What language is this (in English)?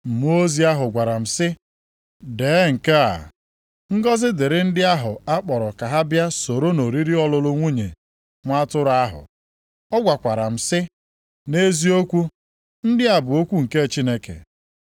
Igbo